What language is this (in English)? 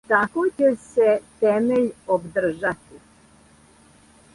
Serbian